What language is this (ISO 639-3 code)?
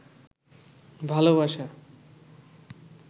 ben